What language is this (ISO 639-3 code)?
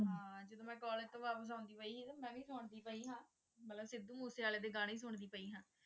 pan